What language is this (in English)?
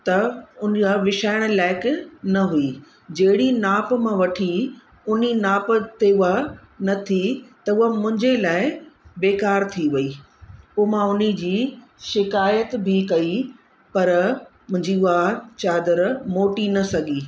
Sindhi